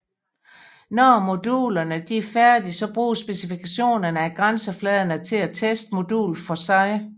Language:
Danish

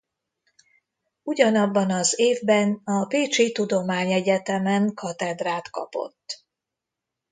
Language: Hungarian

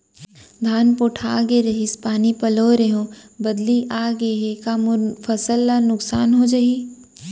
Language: Chhattisgarhi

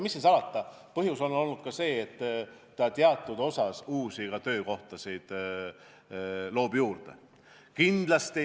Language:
Estonian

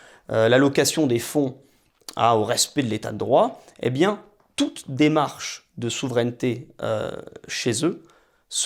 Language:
French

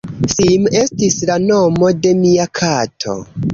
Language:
Esperanto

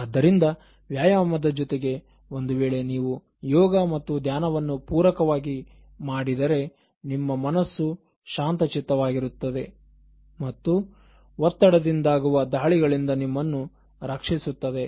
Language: Kannada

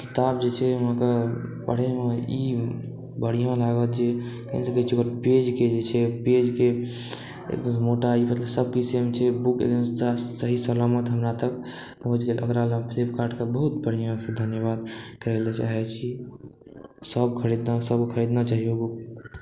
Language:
Maithili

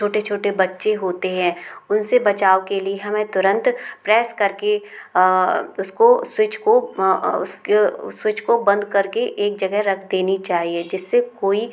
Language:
Hindi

